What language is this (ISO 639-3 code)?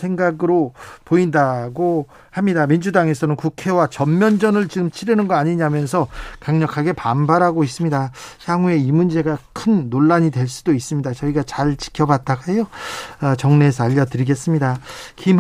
kor